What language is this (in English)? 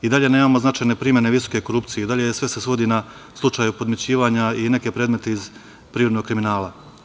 Serbian